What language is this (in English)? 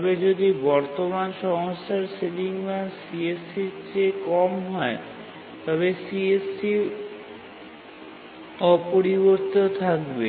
Bangla